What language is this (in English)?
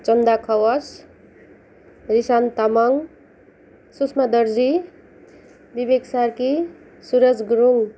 Nepali